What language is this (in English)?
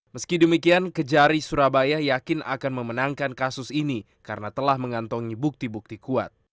Indonesian